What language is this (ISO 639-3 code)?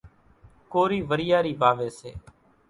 gjk